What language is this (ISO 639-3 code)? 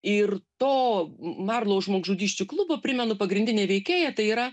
lit